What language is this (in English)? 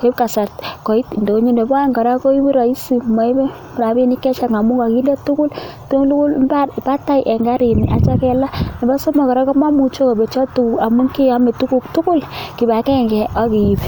Kalenjin